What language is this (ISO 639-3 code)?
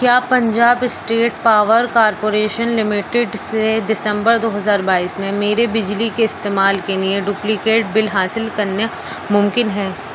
urd